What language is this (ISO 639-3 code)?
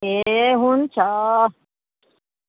nep